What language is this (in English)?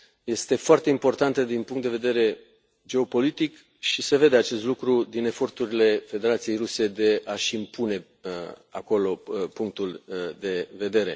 Romanian